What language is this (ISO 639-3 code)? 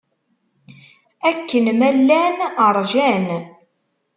kab